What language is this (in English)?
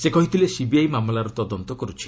Odia